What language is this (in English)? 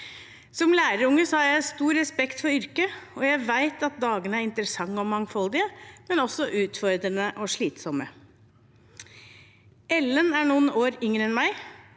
Norwegian